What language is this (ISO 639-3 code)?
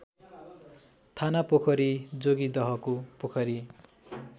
nep